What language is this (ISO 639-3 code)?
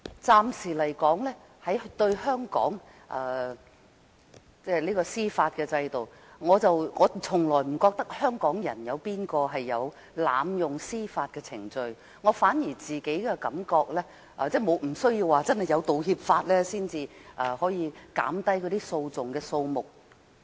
yue